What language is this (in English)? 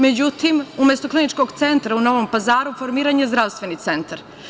Serbian